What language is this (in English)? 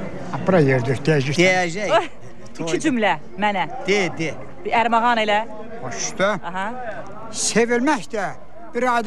Turkish